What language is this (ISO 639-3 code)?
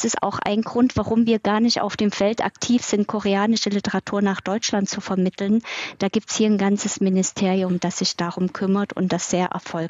deu